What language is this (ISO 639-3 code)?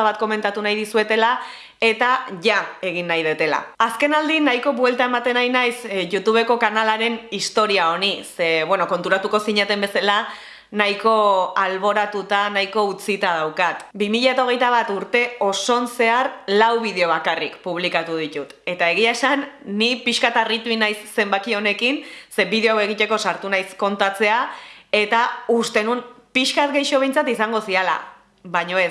eus